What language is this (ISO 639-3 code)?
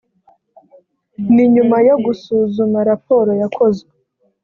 kin